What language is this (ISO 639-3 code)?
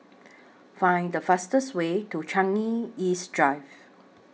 eng